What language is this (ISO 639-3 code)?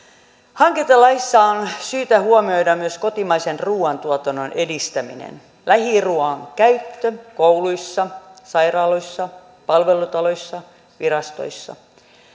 fin